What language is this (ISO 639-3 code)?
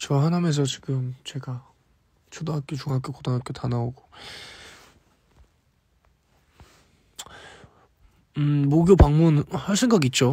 kor